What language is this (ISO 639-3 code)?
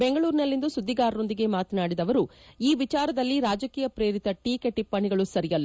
kan